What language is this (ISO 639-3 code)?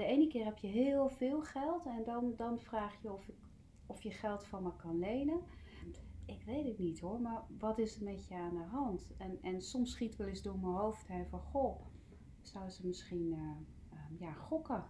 nld